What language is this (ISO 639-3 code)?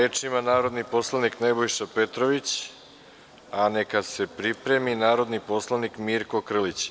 srp